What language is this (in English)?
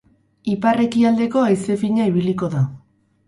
Basque